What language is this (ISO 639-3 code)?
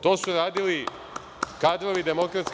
srp